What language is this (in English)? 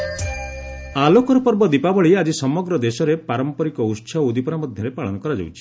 Odia